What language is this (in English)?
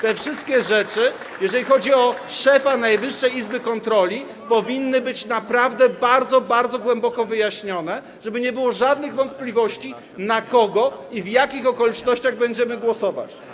Polish